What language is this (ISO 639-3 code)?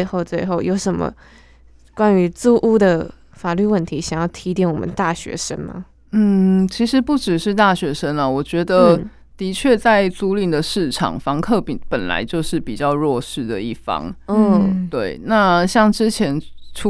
zho